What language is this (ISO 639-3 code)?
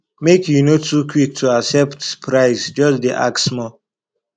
pcm